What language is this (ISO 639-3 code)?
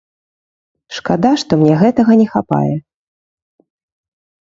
bel